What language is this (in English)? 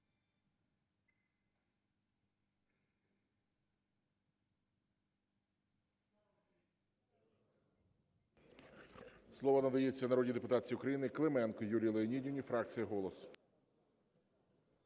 Ukrainian